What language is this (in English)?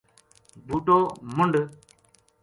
Gujari